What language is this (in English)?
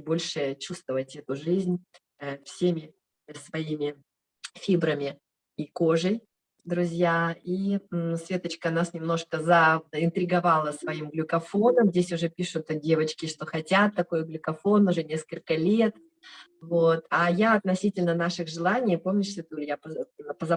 Russian